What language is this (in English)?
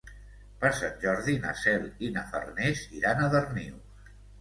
Catalan